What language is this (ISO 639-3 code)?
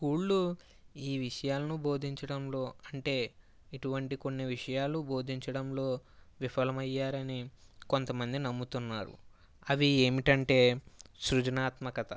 tel